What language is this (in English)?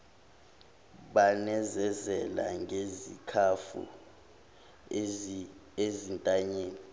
Zulu